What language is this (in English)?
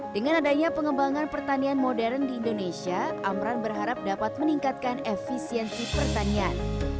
Indonesian